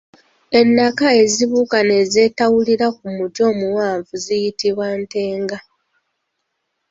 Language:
Ganda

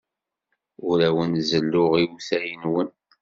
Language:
Kabyle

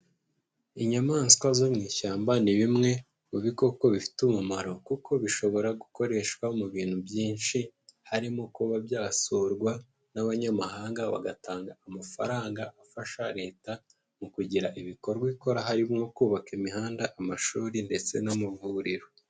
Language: Kinyarwanda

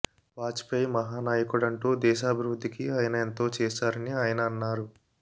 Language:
Telugu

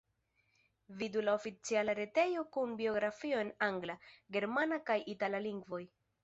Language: Esperanto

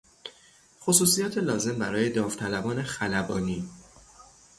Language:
Persian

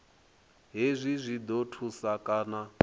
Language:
Venda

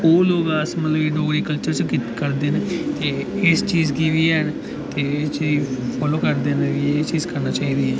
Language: Dogri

